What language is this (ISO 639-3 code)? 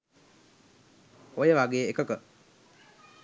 sin